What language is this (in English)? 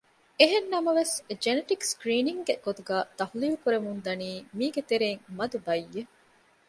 Divehi